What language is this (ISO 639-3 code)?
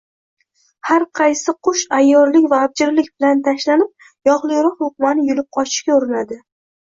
uzb